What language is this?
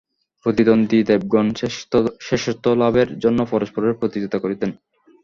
Bangla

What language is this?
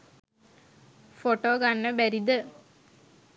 Sinhala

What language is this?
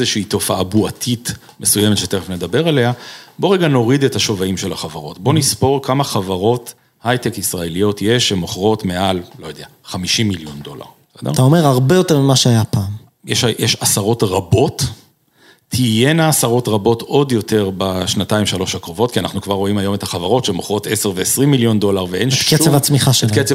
Hebrew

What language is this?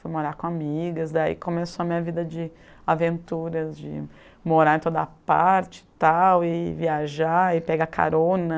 Portuguese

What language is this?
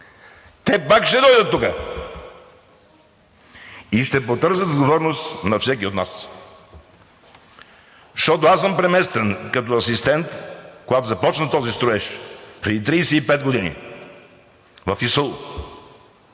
Bulgarian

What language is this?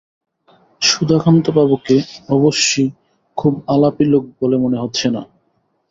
Bangla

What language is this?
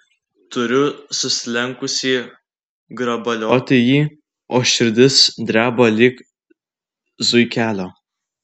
Lithuanian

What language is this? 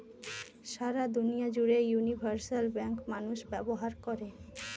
Bangla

